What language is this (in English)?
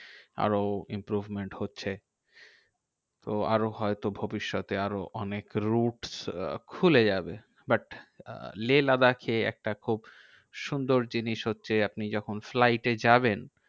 Bangla